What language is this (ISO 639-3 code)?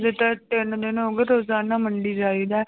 pan